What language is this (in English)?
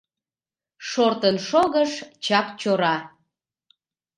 Mari